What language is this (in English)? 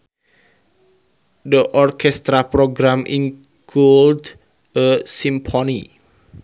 Sundanese